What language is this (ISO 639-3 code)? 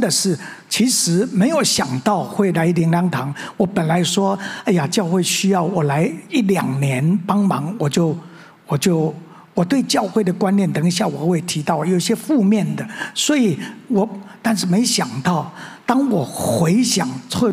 zho